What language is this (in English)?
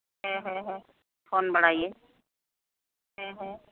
Santali